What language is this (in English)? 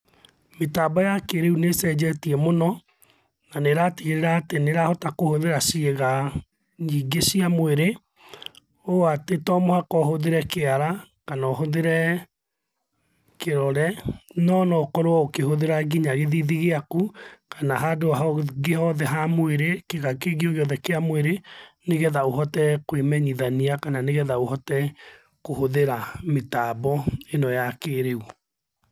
Kikuyu